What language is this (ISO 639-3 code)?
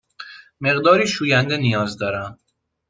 fas